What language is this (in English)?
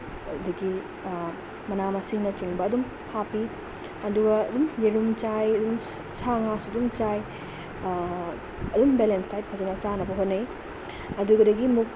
Manipuri